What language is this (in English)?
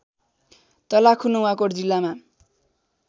Nepali